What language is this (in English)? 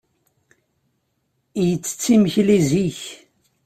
Kabyle